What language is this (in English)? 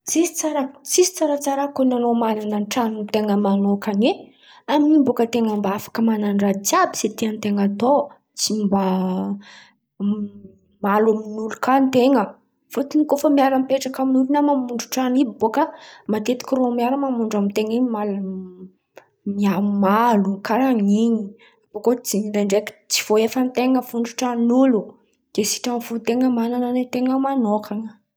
Antankarana Malagasy